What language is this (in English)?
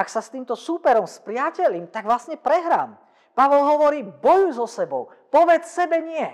Slovak